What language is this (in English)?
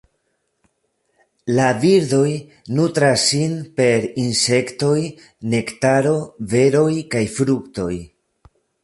Esperanto